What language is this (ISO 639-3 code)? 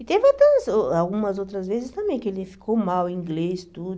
por